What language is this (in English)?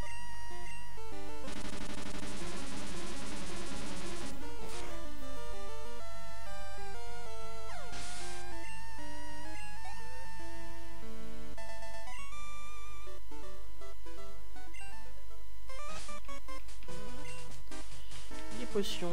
French